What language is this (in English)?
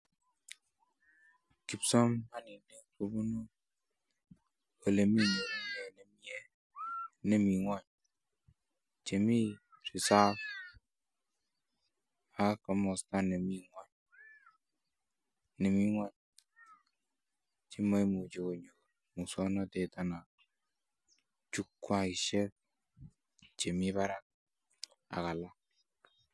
Kalenjin